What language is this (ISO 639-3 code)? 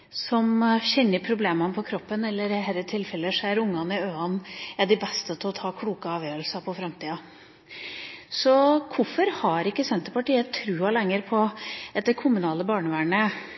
nob